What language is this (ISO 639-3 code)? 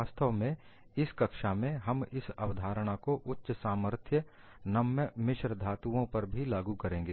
hin